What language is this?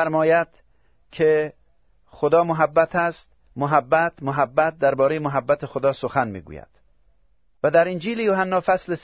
Persian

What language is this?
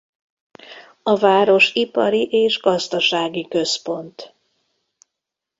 Hungarian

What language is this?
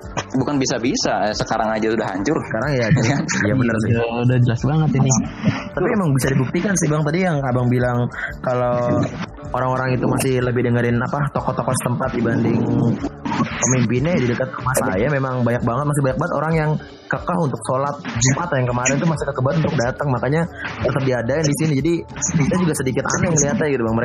Indonesian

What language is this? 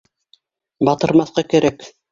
Bashkir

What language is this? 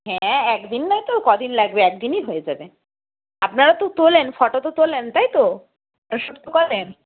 Bangla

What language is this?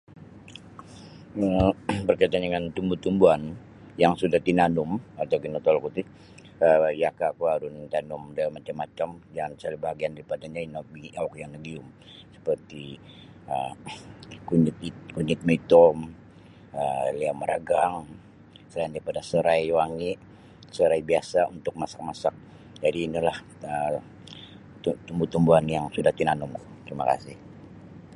Sabah Bisaya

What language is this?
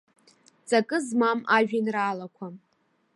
Abkhazian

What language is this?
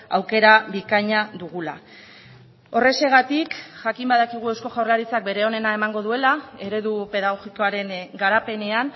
Basque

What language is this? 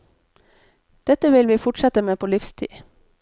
Norwegian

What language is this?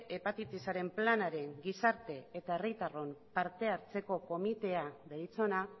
Basque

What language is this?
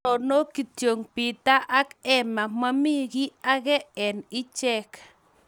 Kalenjin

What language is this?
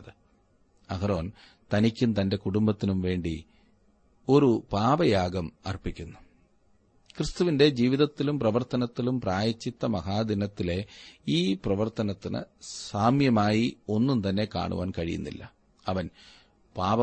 Malayalam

